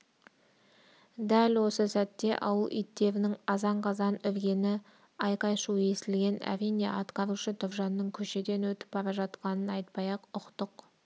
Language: Kazakh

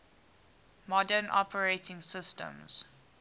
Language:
English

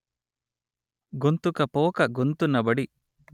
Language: Telugu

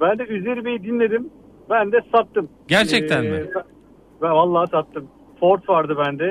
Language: Turkish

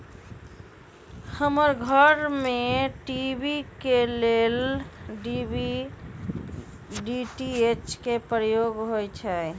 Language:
Magahi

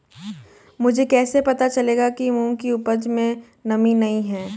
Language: Hindi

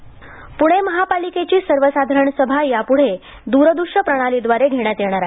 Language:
Marathi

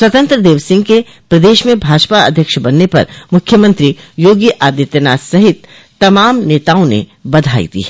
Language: Hindi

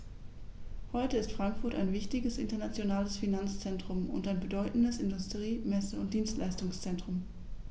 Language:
German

